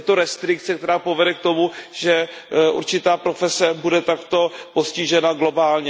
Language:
Czech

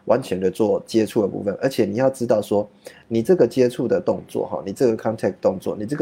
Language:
Chinese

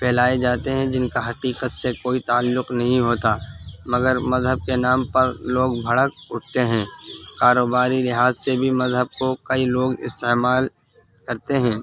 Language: Urdu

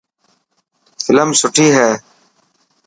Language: Dhatki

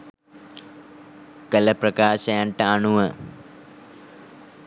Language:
Sinhala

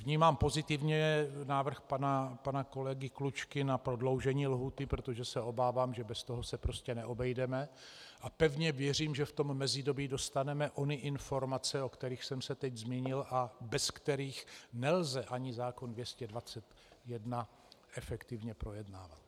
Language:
Czech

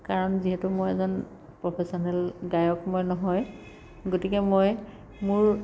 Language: Assamese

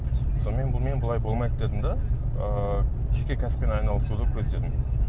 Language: Kazakh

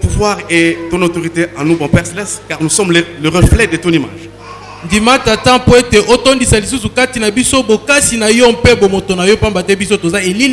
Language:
French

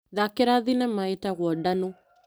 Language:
Kikuyu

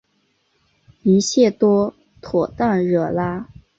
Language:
Chinese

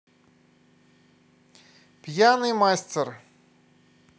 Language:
Russian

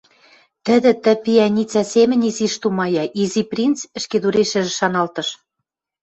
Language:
Western Mari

